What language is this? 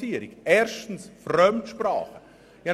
Swiss German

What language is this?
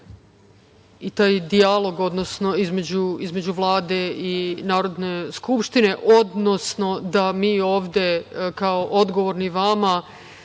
Serbian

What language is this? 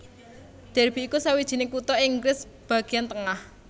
Javanese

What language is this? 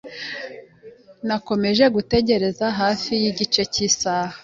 Kinyarwanda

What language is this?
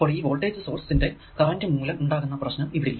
Malayalam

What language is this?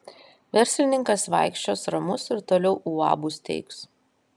Lithuanian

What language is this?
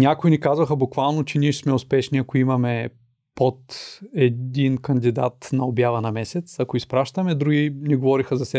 Bulgarian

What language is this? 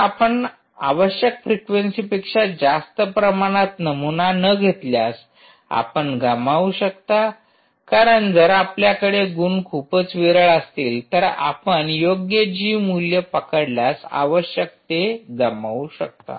Marathi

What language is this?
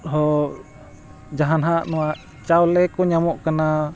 Santali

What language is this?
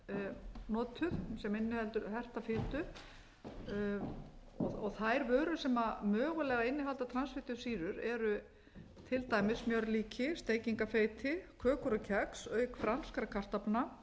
Icelandic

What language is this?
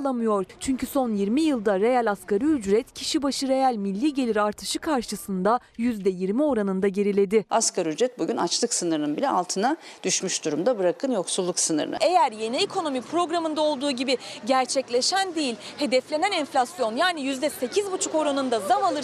Turkish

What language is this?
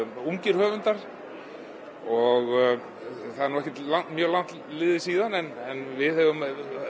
Icelandic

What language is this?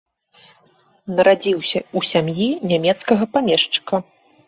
Belarusian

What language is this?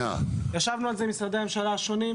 Hebrew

